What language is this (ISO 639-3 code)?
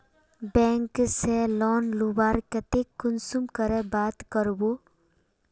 mag